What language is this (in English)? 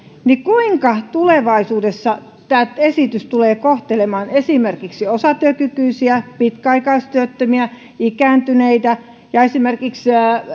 Finnish